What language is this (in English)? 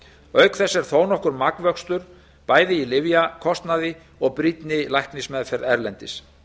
Icelandic